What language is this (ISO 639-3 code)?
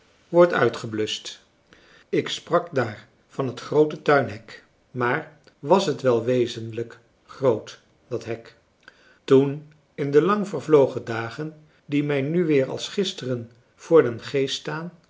nld